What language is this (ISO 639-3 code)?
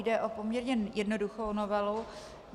ces